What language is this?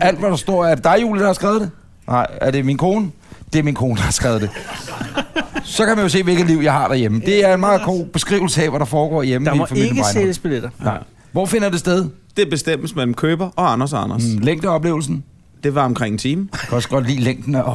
Danish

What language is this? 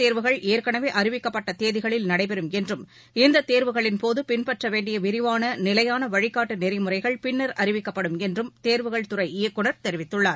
Tamil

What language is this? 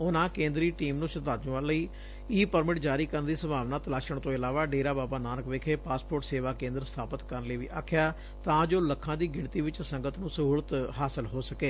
Punjabi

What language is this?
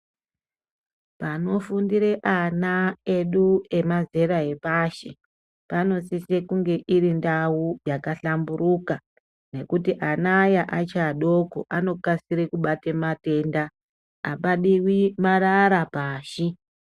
Ndau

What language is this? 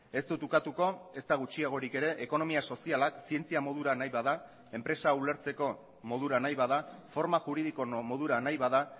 Basque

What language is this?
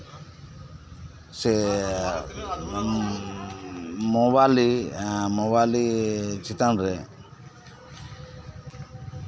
Santali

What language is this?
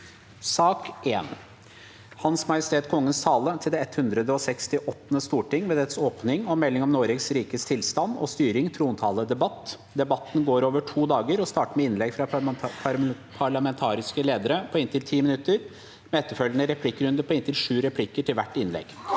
Norwegian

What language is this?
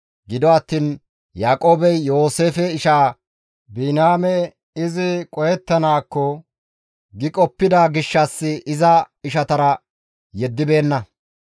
Gamo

